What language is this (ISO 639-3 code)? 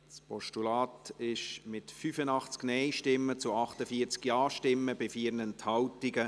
gsw